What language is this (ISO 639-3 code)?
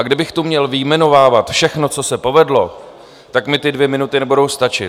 ces